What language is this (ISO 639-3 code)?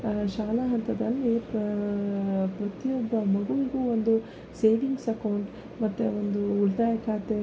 kan